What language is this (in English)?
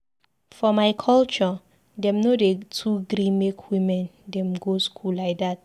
Nigerian Pidgin